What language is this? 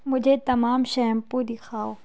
Urdu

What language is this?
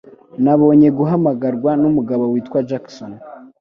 Kinyarwanda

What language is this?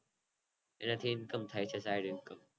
Gujarati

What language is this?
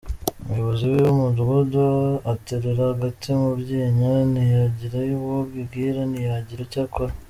Kinyarwanda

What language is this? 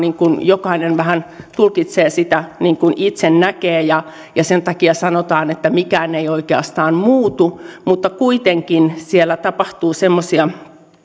Finnish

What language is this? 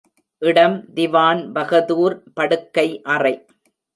Tamil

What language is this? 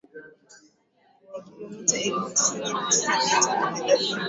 Swahili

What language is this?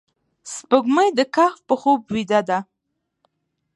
Pashto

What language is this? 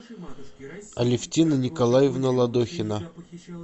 Russian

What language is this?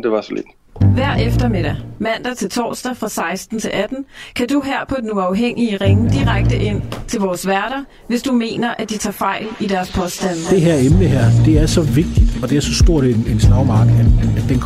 Danish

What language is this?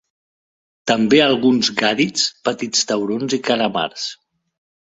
Catalan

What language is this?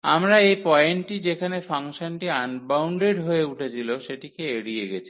Bangla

